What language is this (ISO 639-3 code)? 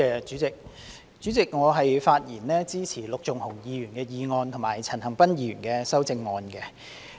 yue